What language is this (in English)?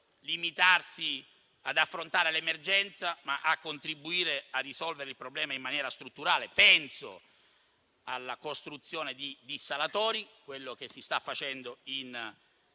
Italian